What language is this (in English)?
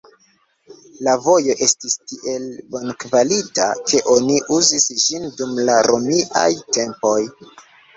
Esperanto